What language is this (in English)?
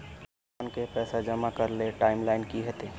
Magahi